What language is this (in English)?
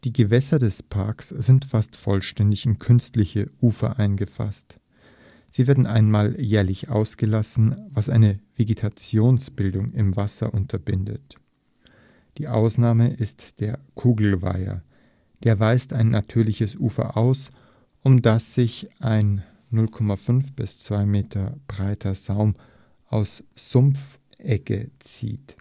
German